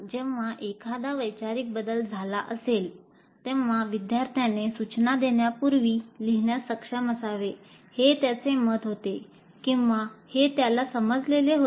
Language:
Marathi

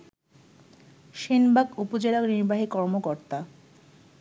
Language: Bangla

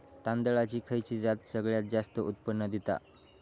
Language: Marathi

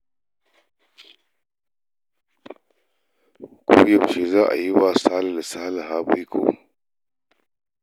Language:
Hausa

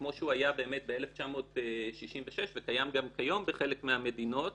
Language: Hebrew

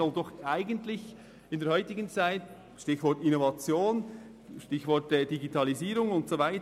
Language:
Swiss German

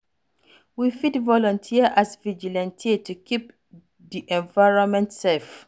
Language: Nigerian Pidgin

